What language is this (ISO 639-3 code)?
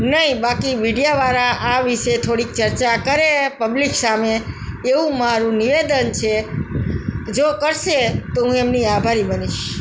guj